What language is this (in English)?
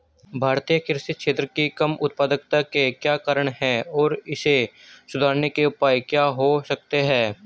Hindi